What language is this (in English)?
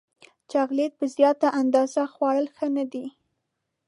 Pashto